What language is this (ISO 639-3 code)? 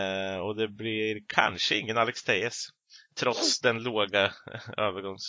swe